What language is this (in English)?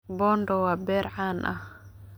Somali